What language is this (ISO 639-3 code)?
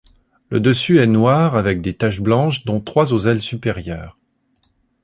fra